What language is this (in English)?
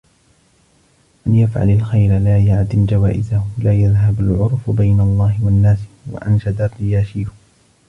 Arabic